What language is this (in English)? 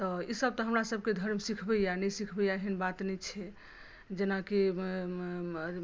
Maithili